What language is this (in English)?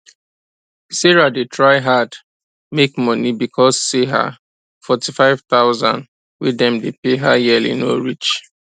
Nigerian Pidgin